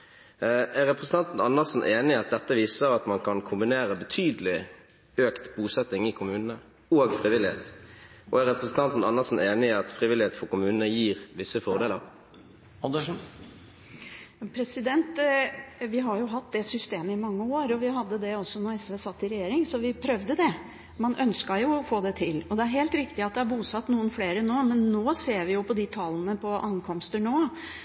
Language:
Norwegian Bokmål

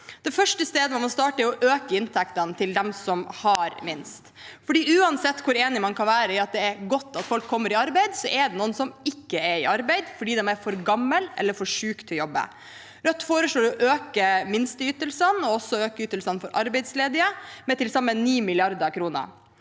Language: Norwegian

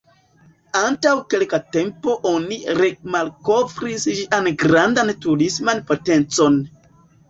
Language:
Esperanto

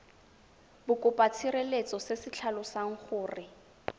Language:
Tswana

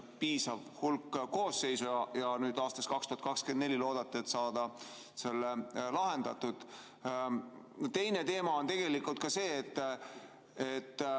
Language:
Estonian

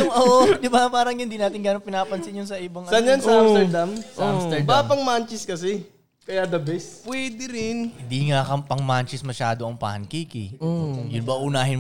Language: Filipino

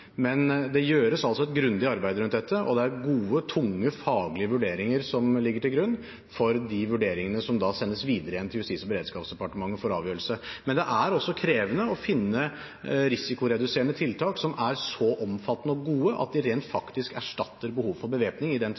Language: Norwegian Bokmål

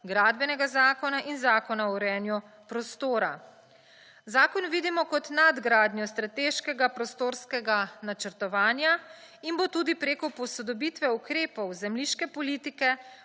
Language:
Slovenian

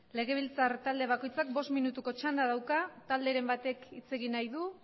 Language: Basque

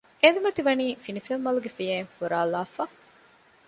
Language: Divehi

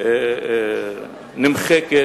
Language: Hebrew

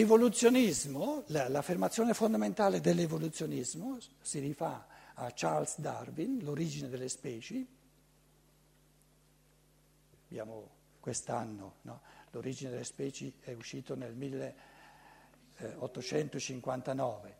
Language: Italian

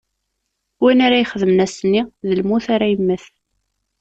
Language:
Kabyle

